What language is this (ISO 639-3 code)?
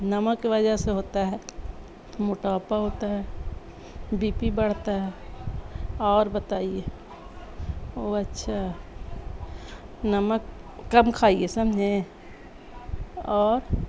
urd